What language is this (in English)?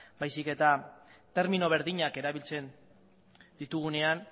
Basque